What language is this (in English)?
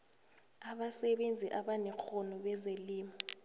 South Ndebele